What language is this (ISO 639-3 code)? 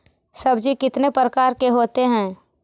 mag